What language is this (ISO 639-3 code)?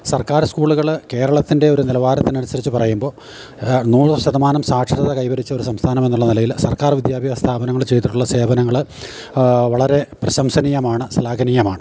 mal